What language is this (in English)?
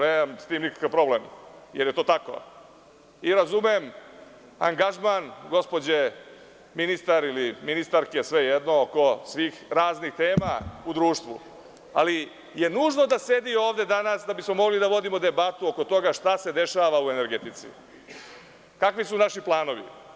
Serbian